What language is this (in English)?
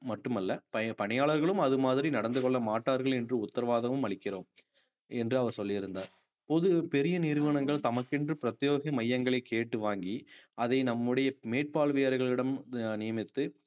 Tamil